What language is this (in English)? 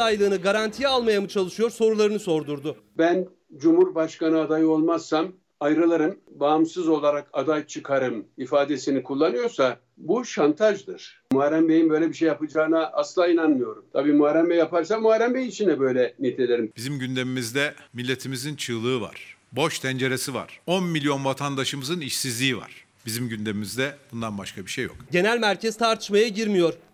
Turkish